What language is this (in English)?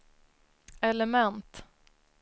Swedish